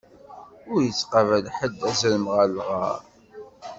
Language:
Kabyle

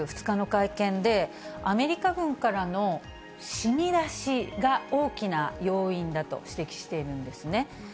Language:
Japanese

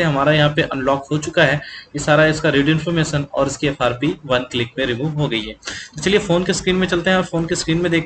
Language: Hindi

